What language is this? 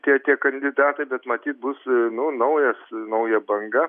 Lithuanian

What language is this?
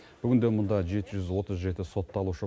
Kazakh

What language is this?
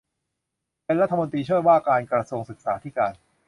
Thai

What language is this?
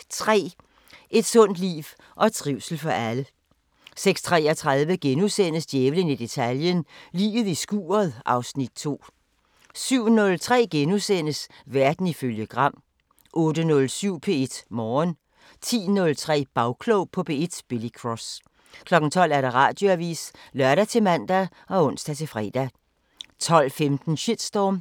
Danish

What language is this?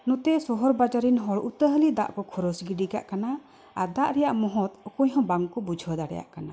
Santali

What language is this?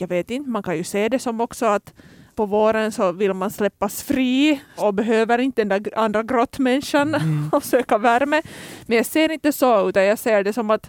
Swedish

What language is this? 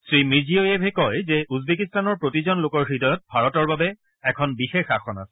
Assamese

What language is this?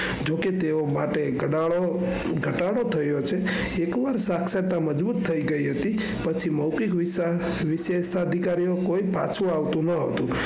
Gujarati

